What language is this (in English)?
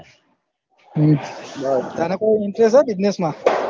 Gujarati